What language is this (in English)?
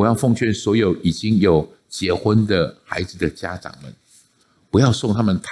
Chinese